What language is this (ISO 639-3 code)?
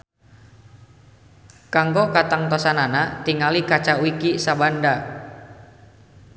sun